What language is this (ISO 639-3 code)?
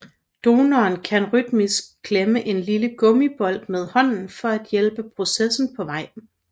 dan